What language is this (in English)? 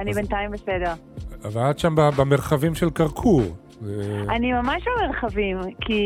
Hebrew